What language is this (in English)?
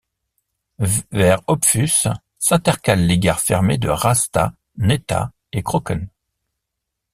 French